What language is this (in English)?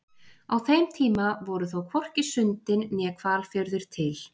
Icelandic